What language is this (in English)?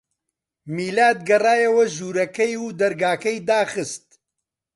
Central Kurdish